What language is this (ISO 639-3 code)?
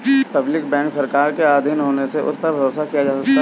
hin